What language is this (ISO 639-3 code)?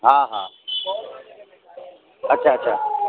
snd